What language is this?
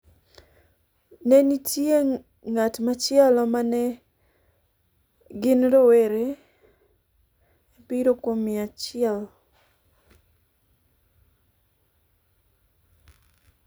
Luo (Kenya and Tanzania)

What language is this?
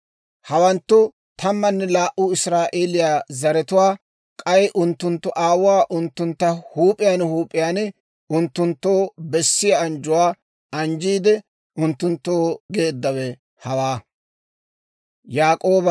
Dawro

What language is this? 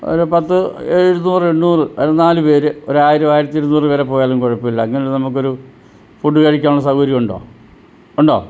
Malayalam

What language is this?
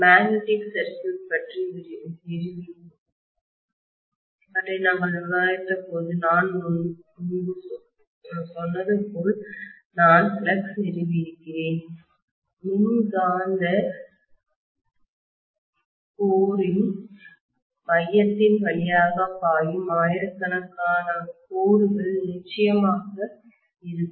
Tamil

